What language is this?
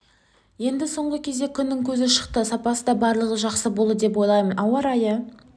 Kazakh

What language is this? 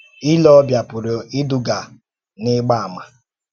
Igbo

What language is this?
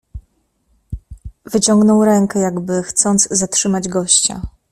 Polish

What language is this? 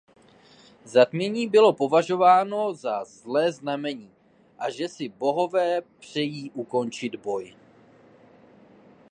Czech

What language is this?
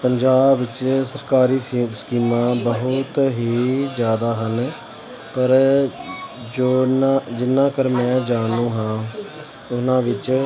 Punjabi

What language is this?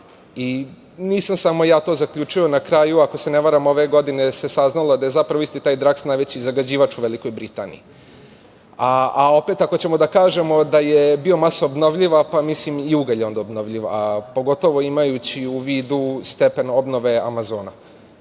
Serbian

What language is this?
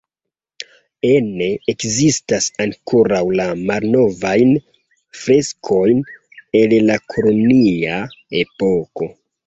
Esperanto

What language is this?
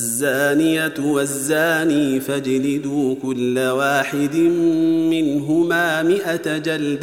Arabic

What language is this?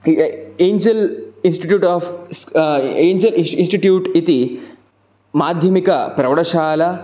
Sanskrit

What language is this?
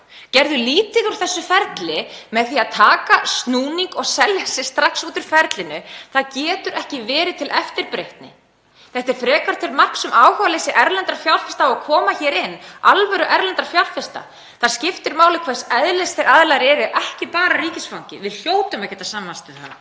Icelandic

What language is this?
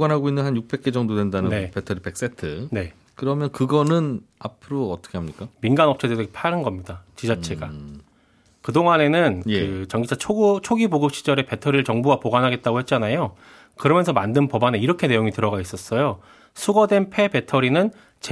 Korean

